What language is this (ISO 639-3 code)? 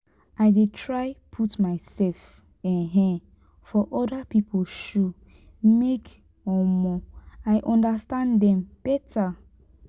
pcm